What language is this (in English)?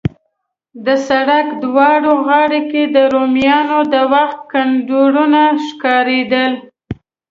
Pashto